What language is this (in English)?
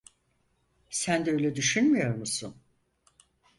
Turkish